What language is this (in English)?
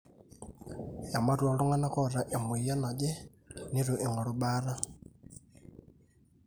Masai